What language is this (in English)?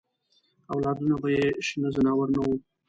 Pashto